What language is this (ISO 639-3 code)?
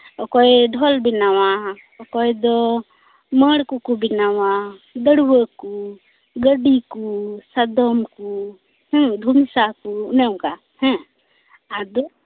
sat